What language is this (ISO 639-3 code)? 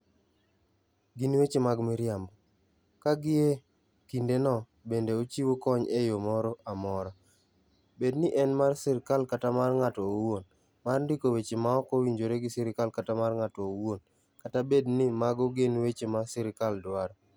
luo